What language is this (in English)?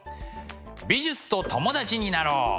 Japanese